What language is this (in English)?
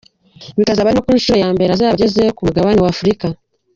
Kinyarwanda